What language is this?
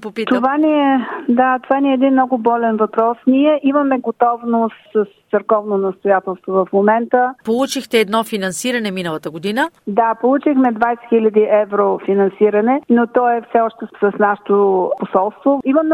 Bulgarian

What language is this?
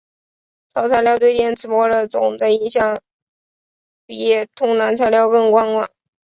Chinese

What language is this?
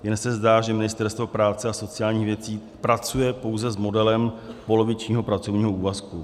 Czech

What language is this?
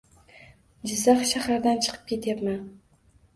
Uzbek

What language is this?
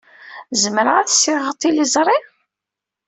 Kabyle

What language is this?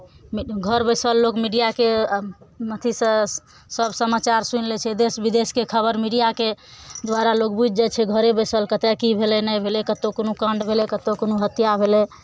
Maithili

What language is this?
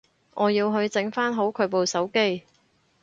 Cantonese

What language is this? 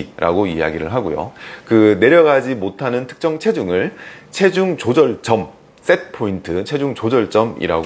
Korean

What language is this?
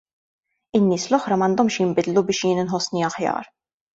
Maltese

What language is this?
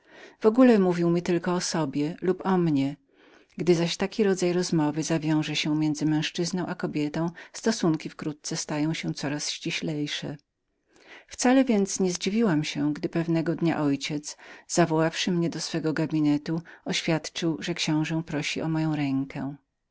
Polish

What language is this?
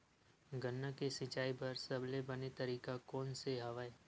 Chhattisgarhi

